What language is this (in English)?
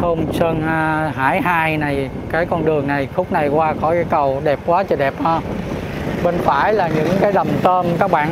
Vietnamese